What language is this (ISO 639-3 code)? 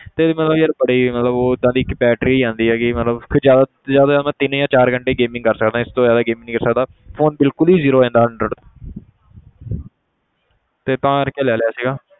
pan